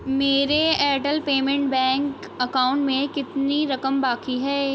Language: Urdu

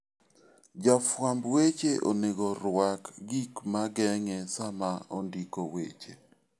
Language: Luo (Kenya and Tanzania)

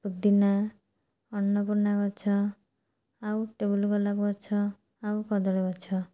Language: Odia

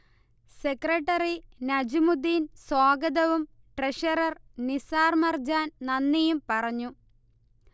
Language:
Malayalam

